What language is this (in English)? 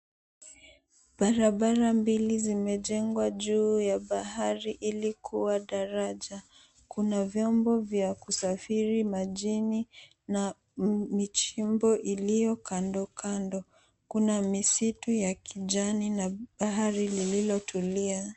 Swahili